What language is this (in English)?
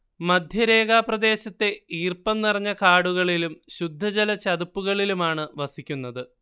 Malayalam